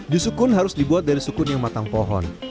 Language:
Indonesian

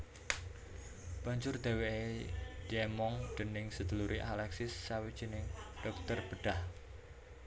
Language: Javanese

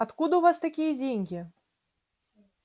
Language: Russian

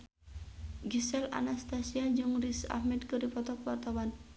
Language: Sundanese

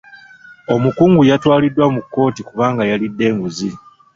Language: Ganda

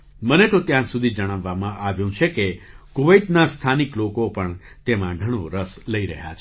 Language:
Gujarati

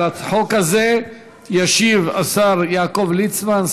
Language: Hebrew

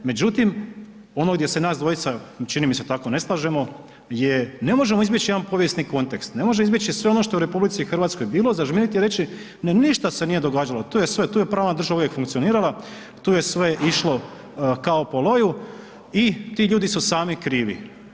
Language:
Croatian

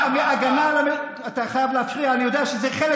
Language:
Hebrew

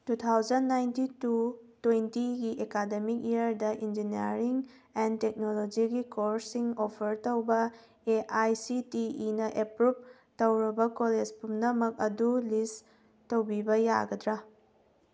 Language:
Manipuri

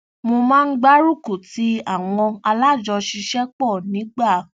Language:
Yoruba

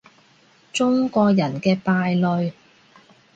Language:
Cantonese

